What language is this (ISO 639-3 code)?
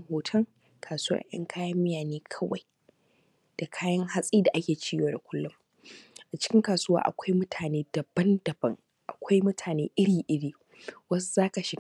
hau